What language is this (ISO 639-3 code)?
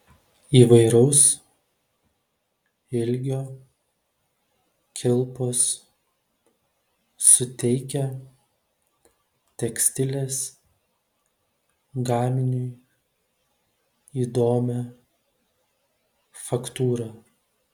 lit